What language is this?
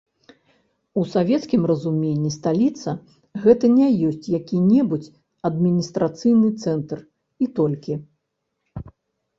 Belarusian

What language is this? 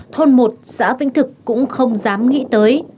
Vietnamese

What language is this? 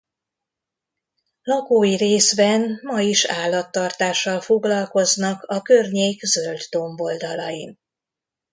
Hungarian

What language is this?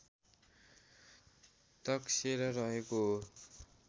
Nepali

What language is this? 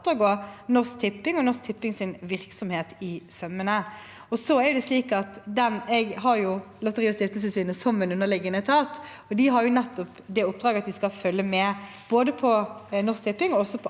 Norwegian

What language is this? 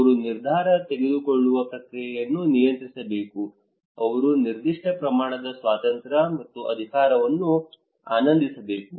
Kannada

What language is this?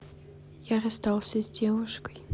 Russian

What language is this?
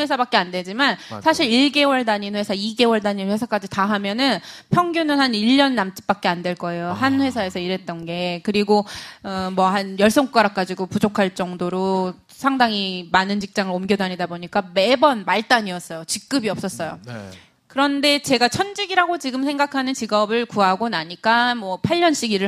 Korean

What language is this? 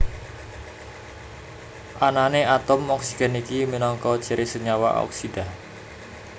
Javanese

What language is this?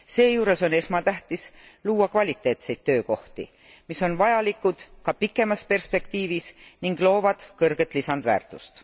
Estonian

